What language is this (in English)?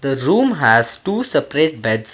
English